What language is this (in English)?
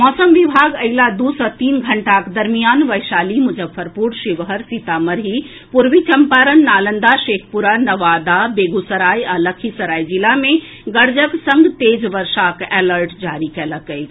Maithili